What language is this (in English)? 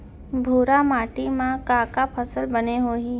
Chhattisgarhi